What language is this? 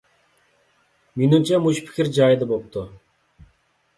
Uyghur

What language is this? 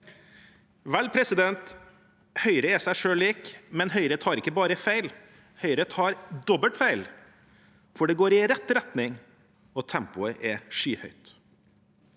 Norwegian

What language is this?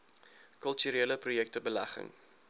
Afrikaans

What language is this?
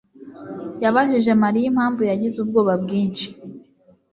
Kinyarwanda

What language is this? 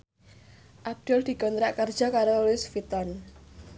Javanese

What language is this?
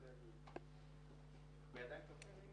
Hebrew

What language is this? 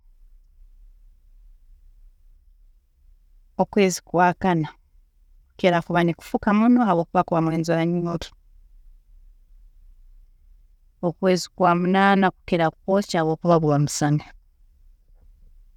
Tooro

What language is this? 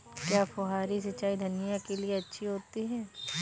Hindi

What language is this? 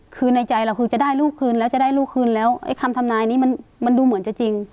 Thai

